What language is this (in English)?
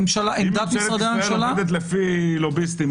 Hebrew